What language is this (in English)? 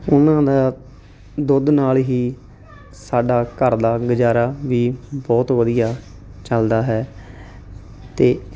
Punjabi